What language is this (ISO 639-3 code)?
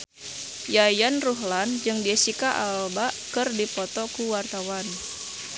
sun